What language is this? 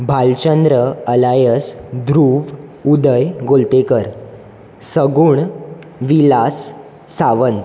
Konkani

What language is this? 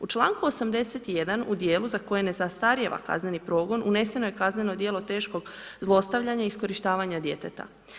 Croatian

